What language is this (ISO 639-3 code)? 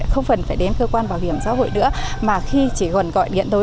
vie